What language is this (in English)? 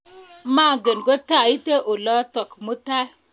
Kalenjin